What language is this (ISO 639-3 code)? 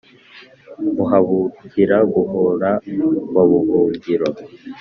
kin